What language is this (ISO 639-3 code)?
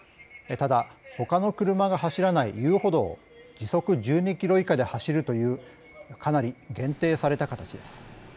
jpn